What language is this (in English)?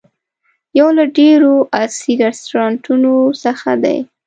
Pashto